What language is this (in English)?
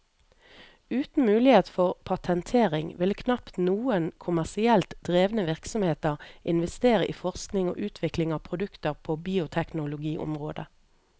Norwegian